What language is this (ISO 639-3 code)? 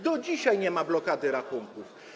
pol